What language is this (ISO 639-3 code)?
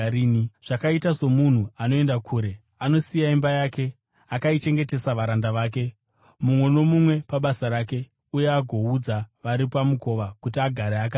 sna